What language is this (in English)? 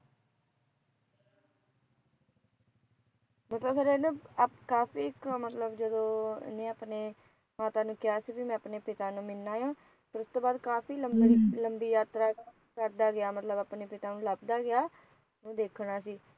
Punjabi